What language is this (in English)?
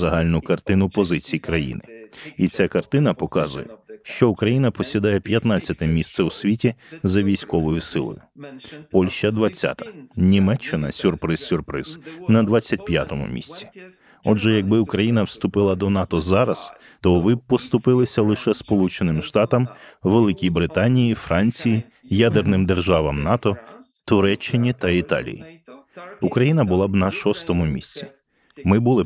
Ukrainian